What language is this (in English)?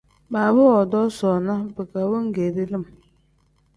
Tem